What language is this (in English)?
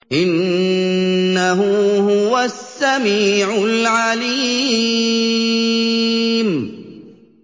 Arabic